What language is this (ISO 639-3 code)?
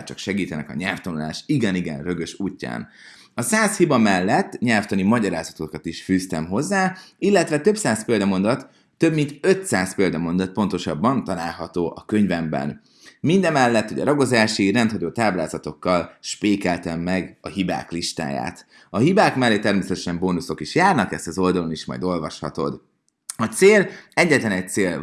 hun